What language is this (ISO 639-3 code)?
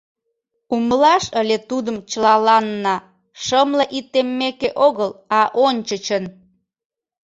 chm